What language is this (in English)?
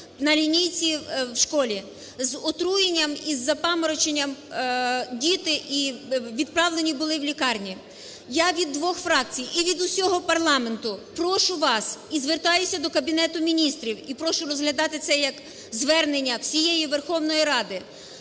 Ukrainian